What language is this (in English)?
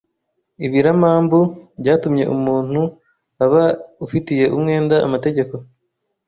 Kinyarwanda